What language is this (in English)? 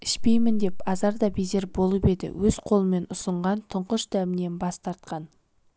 Kazakh